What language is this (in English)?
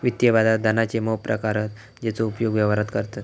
Marathi